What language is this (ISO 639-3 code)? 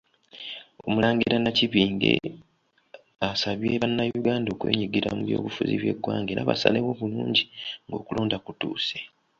lug